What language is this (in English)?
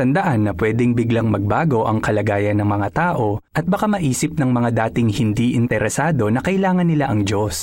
Filipino